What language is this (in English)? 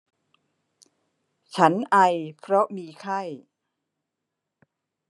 Thai